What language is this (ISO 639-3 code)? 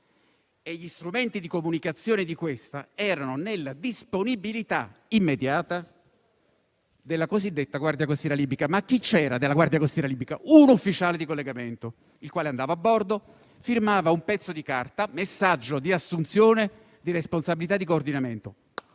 ita